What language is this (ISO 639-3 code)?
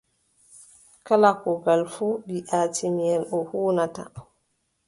fub